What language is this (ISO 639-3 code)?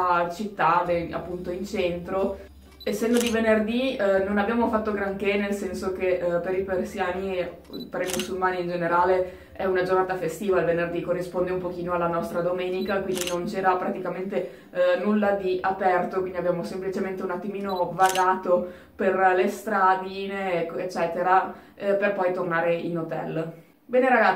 ita